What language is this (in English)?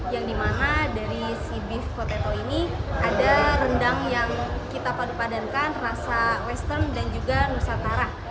Indonesian